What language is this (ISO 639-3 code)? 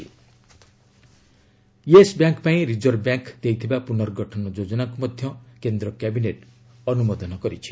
ori